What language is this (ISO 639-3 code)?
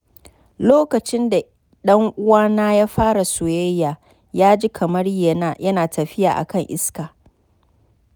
hau